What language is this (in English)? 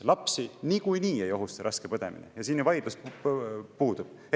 Estonian